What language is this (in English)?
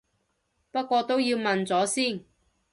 Cantonese